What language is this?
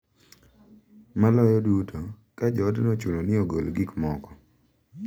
Luo (Kenya and Tanzania)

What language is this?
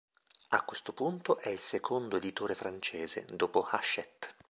Italian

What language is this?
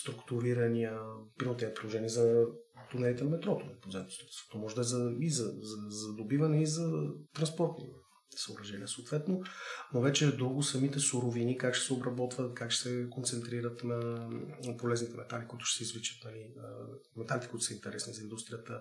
Bulgarian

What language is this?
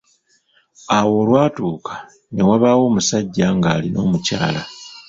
Ganda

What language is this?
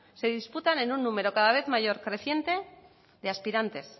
Spanish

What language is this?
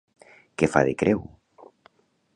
Catalan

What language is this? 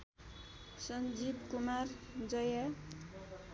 Nepali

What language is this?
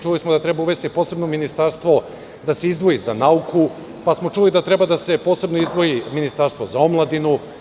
Serbian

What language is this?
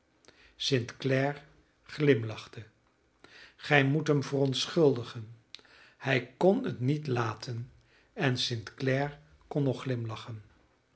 Dutch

